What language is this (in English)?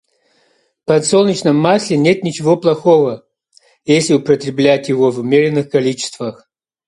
Russian